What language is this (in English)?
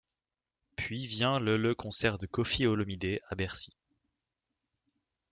French